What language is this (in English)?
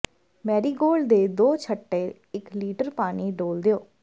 Punjabi